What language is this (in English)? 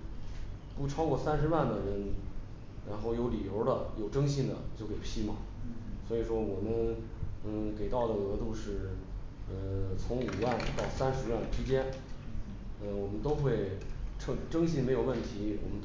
Chinese